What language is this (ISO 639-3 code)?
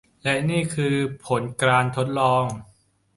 tha